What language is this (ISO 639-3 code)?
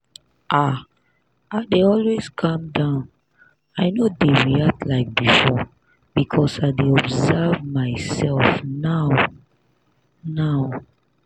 pcm